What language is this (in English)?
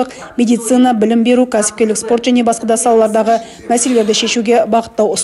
Russian